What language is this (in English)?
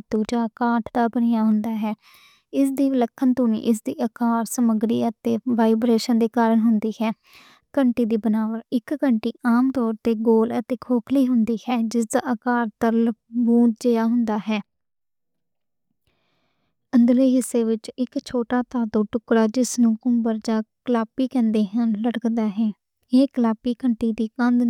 Western Panjabi